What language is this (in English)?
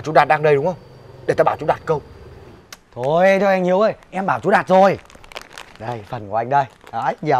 Vietnamese